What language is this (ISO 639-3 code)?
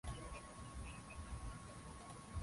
swa